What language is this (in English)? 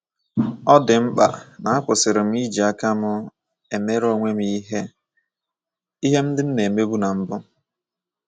Igbo